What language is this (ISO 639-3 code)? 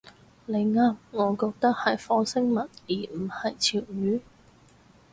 yue